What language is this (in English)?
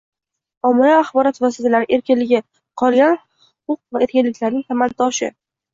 Uzbek